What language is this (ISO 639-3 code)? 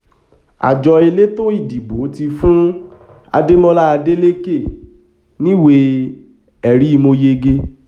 yor